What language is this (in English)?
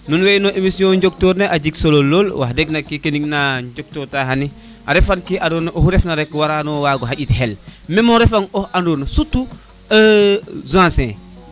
Serer